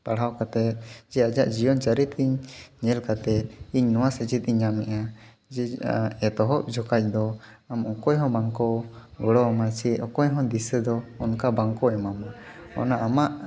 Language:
Santali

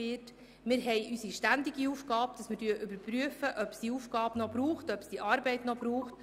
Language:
Swiss German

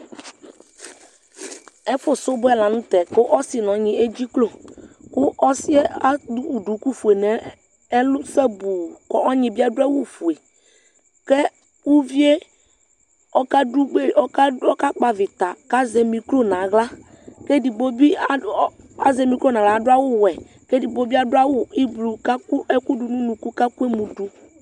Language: Ikposo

